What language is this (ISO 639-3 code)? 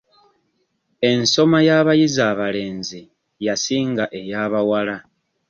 lug